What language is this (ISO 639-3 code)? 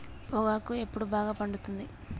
tel